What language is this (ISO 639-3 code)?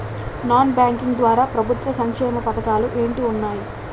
tel